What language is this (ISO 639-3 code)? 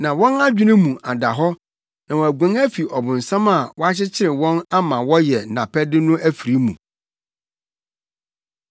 aka